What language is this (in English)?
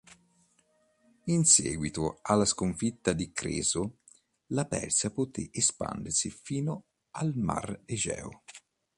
Italian